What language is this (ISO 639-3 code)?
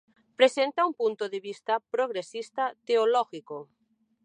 spa